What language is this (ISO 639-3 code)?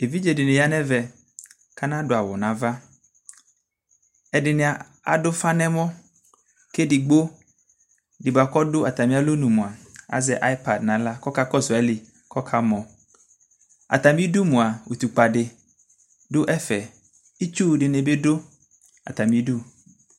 kpo